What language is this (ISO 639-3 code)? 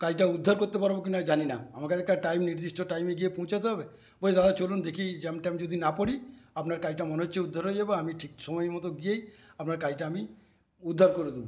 ben